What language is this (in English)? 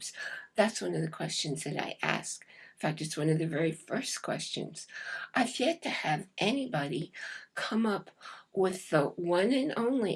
English